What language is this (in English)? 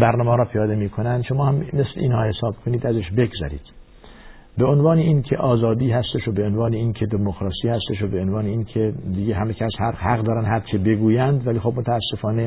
Persian